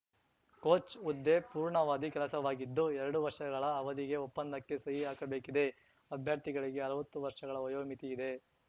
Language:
Kannada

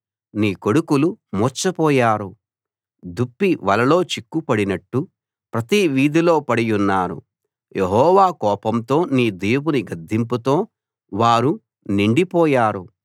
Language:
Telugu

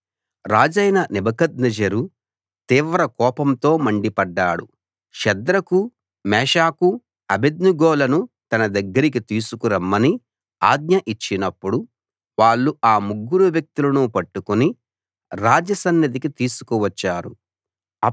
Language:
Telugu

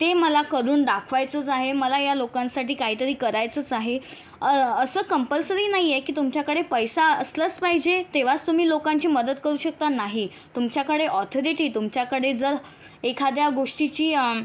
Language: Marathi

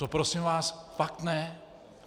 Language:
Czech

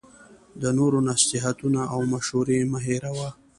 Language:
Pashto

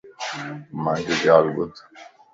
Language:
Lasi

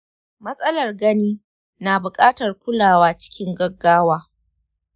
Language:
Hausa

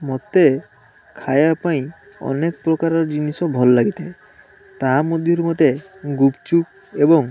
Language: Odia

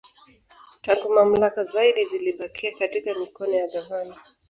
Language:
Swahili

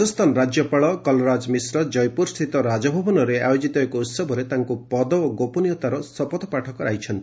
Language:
Odia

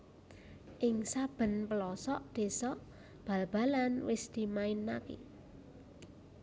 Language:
Javanese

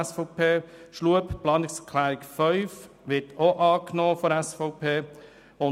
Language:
Swiss German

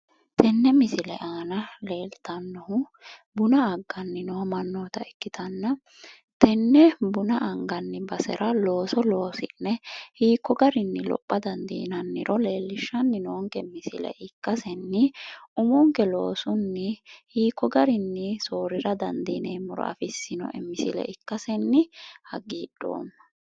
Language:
Sidamo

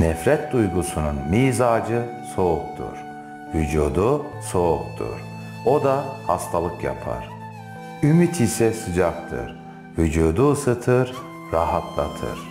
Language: Turkish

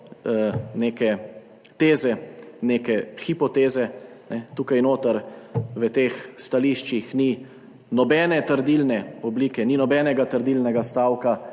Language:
Slovenian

